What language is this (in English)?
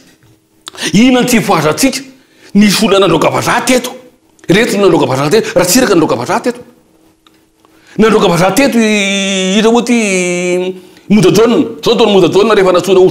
Romanian